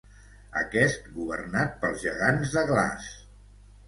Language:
Catalan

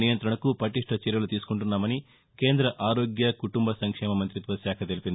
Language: Telugu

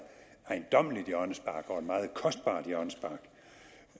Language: Danish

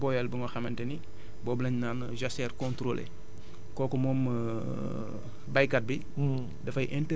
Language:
Wolof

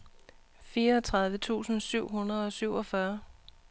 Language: Danish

